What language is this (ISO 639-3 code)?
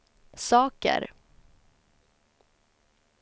swe